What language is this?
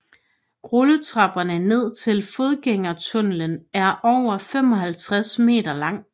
Danish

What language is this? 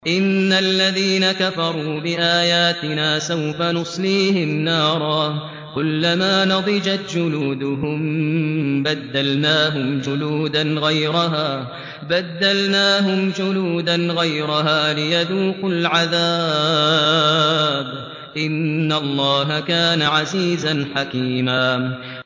Arabic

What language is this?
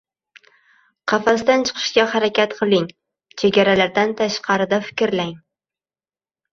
Uzbek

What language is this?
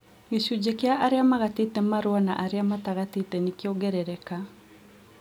Kikuyu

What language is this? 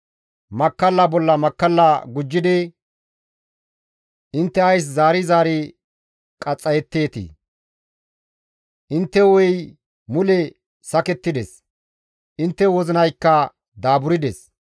Gamo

